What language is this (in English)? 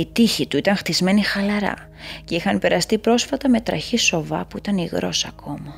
Greek